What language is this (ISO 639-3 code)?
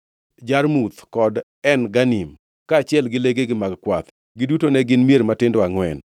luo